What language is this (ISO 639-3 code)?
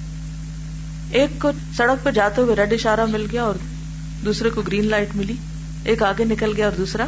urd